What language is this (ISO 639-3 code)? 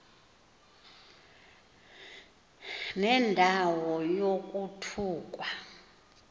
xho